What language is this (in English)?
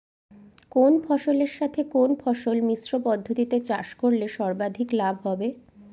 Bangla